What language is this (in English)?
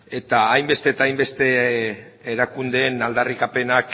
Basque